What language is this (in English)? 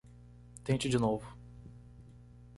Portuguese